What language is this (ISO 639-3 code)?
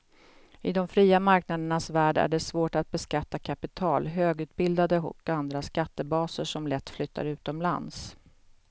swe